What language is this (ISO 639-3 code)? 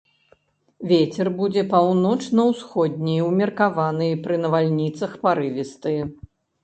bel